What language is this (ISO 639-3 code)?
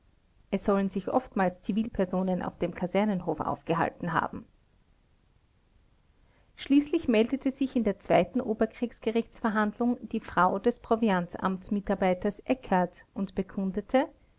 deu